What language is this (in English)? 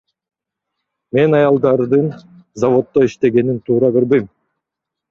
Kyrgyz